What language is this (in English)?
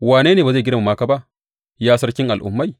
Hausa